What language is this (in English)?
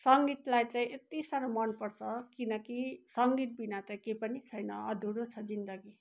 Nepali